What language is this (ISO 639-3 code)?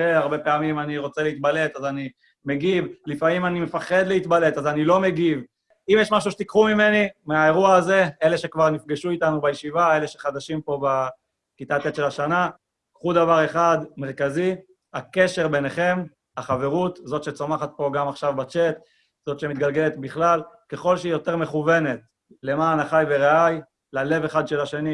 heb